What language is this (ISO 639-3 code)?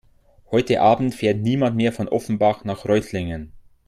deu